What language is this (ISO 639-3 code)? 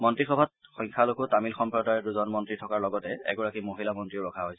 asm